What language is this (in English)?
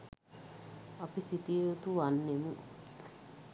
Sinhala